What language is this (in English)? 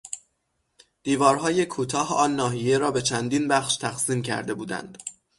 Persian